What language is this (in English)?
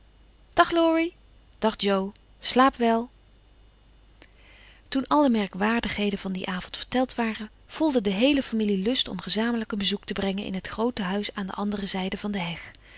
Dutch